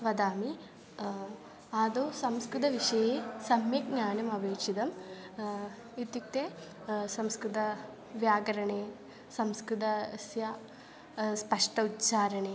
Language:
Sanskrit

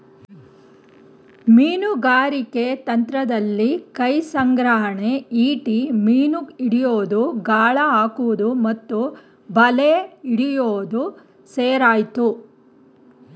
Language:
Kannada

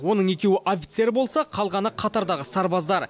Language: Kazakh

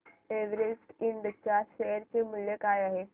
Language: Marathi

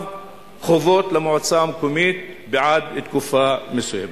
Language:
Hebrew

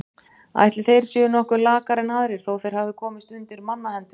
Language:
Icelandic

